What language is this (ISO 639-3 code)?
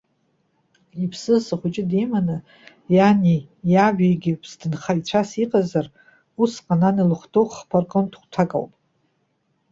abk